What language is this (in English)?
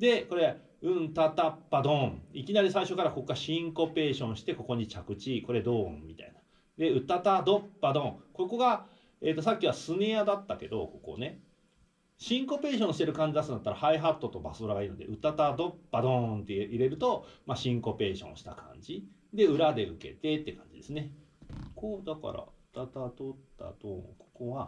Japanese